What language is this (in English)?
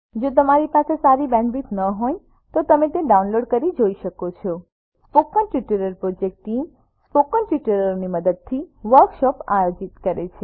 Gujarati